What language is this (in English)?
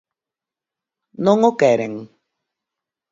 Galician